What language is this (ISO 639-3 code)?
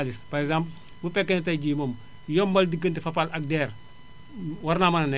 wol